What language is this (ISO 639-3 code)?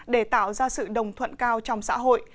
vie